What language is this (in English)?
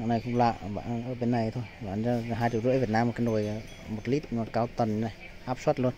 Vietnamese